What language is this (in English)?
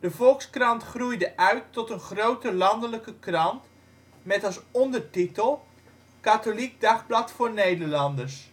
Dutch